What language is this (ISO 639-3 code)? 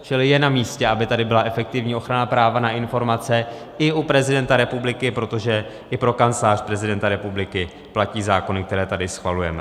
ces